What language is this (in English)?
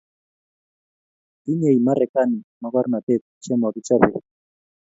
Kalenjin